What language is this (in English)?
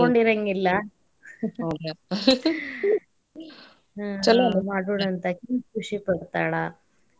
Kannada